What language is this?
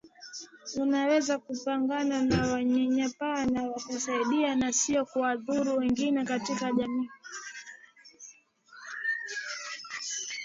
Swahili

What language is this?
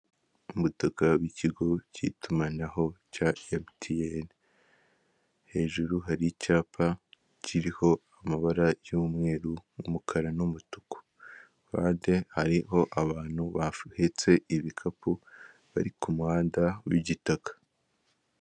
Kinyarwanda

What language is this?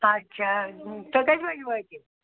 Kashmiri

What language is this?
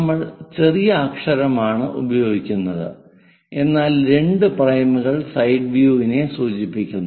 Malayalam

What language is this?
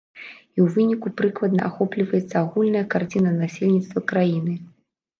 Belarusian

